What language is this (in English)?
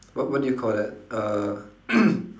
English